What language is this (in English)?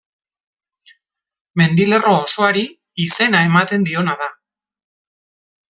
Basque